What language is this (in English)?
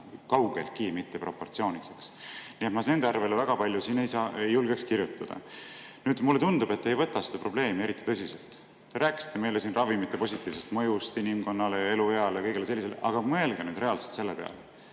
Estonian